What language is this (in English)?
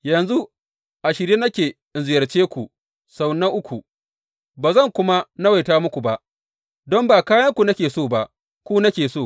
Hausa